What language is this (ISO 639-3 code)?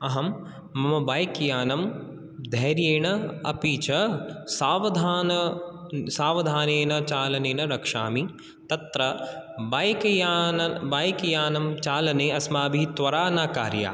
san